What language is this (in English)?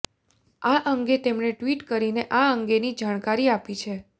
Gujarati